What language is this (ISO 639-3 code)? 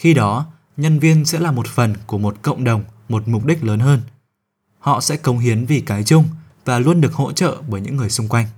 vie